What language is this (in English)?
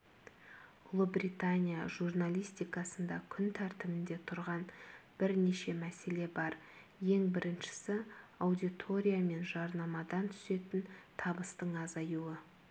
Kazakh